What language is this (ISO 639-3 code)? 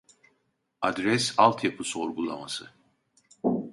tur